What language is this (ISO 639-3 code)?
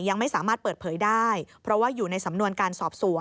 tha